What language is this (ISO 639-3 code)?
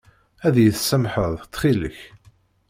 kab